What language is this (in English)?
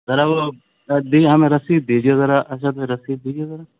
Urdu